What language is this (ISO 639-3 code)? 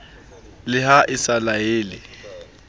sot